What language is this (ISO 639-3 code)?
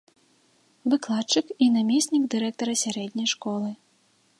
bel